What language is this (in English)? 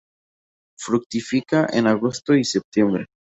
Spanish